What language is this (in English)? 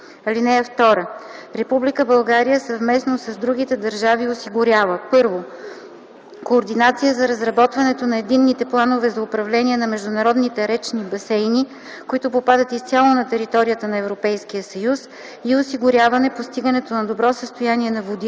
Bulgarian